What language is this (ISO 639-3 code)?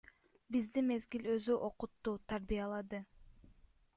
kir